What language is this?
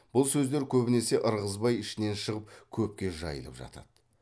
Kazakh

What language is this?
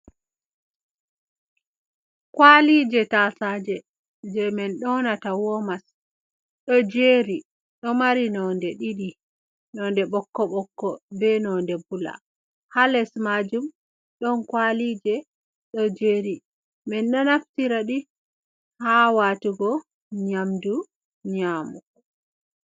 Fula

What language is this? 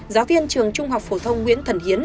Vietnamese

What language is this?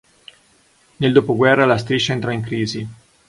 Italian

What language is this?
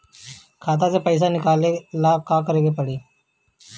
Bhojpuri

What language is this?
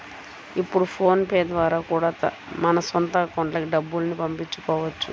Telugu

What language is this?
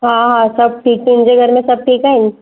Sindhi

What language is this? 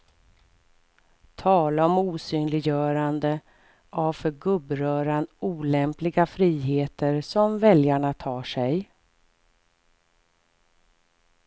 Swedish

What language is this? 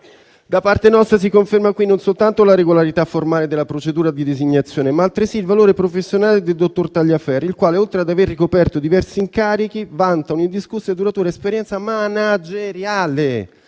Italian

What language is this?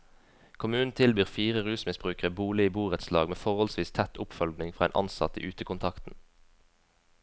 Norwegian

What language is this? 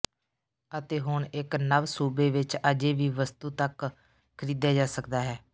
Punjabi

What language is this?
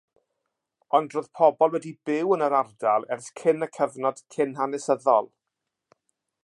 Welsh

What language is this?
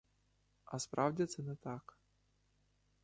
Ukrainian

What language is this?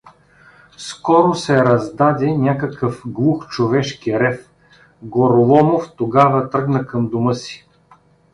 Bulgarian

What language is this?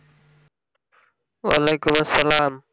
Bangla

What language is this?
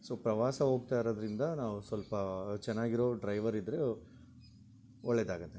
Kannada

